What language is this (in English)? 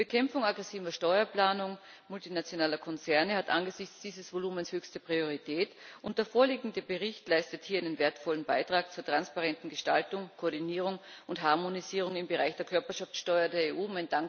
German